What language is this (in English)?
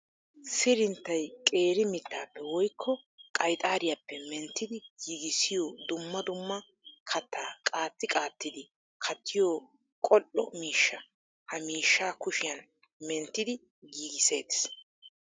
Wolaytta